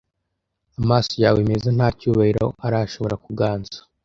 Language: Kinyarwanda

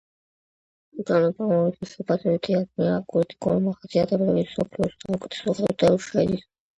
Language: Georgian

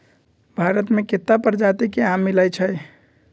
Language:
Magahi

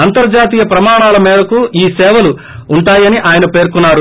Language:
Telugu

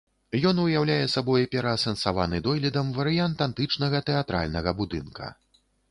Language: Belarusian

